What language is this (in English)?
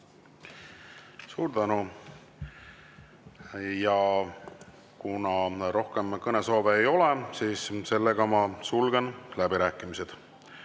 Estonian